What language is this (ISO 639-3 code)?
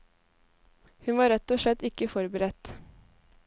nor